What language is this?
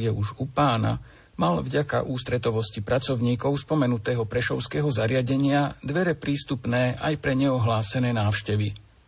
Slovak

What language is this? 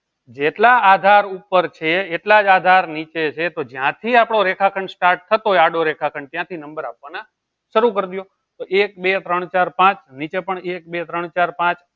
Gujarati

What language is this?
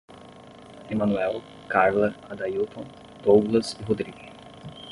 Portuguese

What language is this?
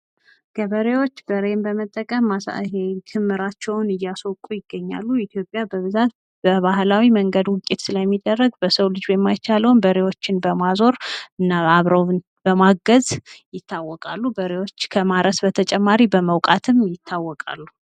Amharic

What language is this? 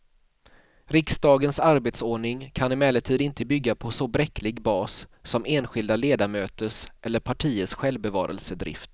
Swedish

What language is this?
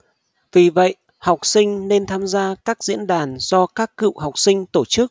Vietnamese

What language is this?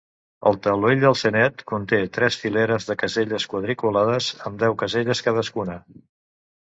Catalan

